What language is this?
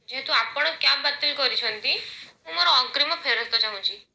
Odia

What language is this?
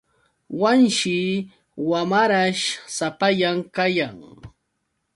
Yauyos Quechua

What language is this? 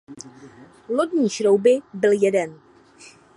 Czech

